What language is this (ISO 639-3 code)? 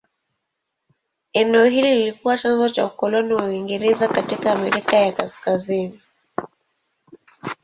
swa